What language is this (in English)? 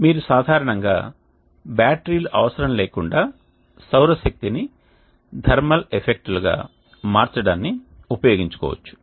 Telugu